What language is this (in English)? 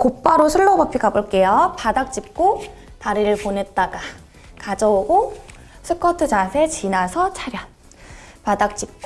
Korean